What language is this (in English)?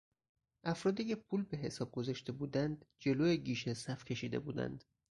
Persian